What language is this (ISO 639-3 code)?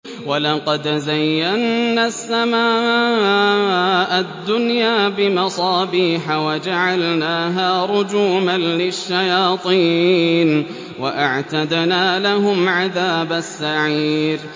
ara